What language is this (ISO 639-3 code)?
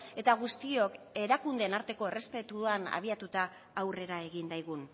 eus